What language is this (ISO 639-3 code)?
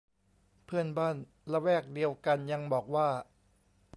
tha